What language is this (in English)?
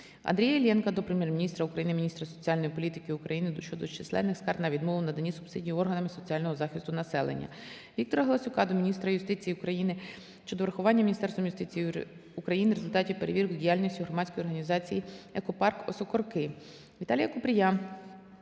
Ukrainian